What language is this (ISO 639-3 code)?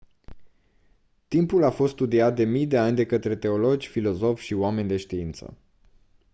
ron